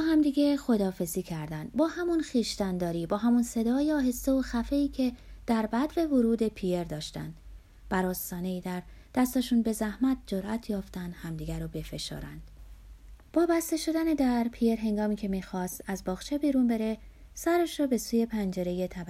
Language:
Persian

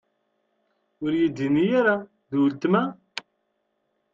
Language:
Kabyle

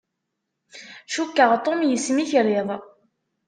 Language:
Kabyle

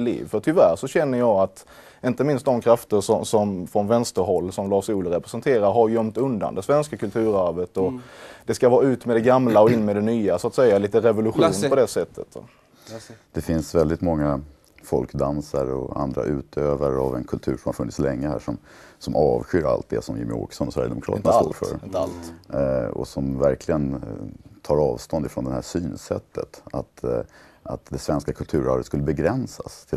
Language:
Swedish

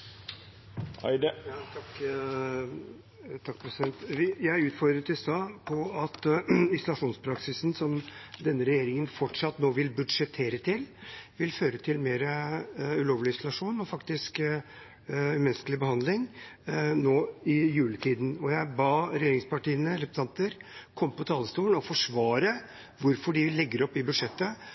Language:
Norwegian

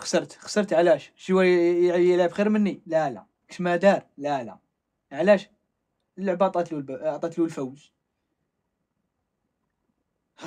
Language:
Arabic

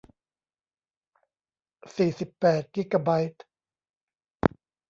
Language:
Thai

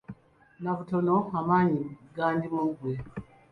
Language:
Ganda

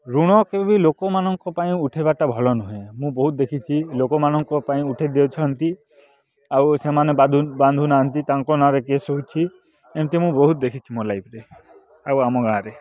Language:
Odia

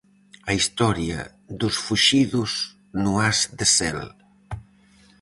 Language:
Galician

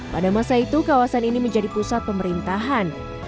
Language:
Indonesian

